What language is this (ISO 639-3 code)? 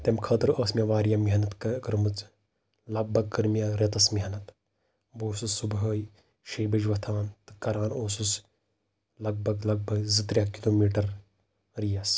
kas